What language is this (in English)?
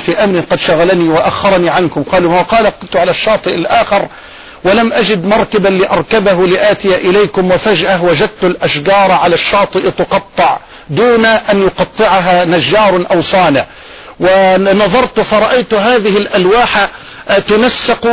Arabic